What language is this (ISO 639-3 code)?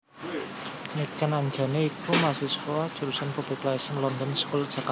jav